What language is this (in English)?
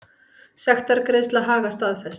Icelandic